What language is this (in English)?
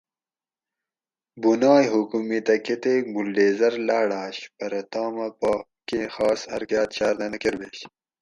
Gawri